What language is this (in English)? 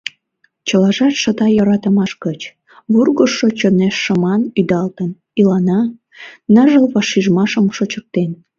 Mari